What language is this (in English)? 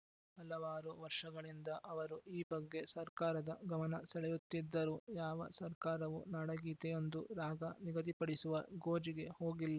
Kannada